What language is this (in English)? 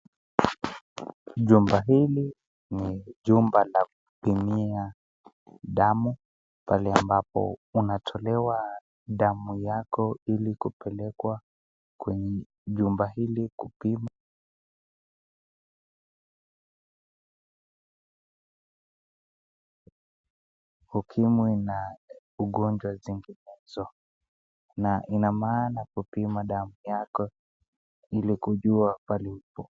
Swahili